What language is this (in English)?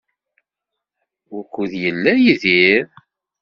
Kabyle